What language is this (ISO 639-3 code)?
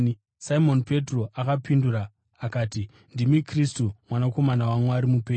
sna